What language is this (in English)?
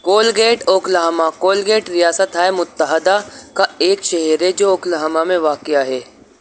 Urdu